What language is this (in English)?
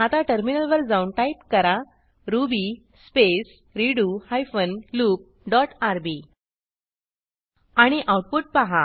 Marathi